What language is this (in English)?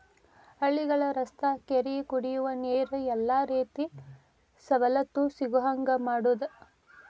Kannada